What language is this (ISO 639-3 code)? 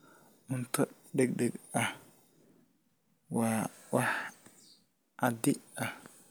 som